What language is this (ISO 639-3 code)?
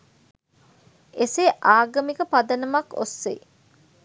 sin